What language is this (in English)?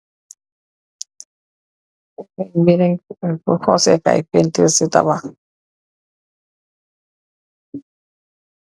Wolof